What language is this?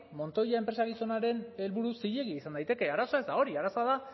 Basque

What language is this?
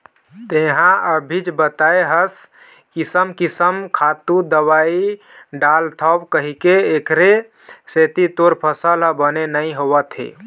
Chhattisgarhi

